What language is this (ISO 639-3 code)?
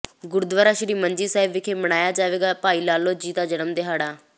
pan